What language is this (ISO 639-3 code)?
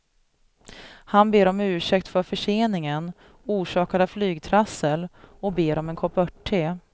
swe